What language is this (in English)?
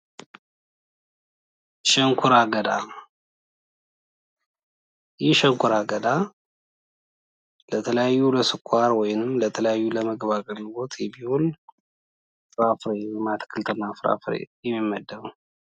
Amharic